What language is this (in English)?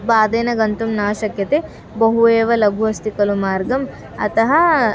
Sanskrit